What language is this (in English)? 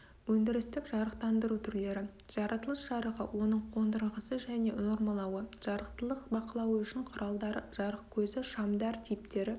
Kazakh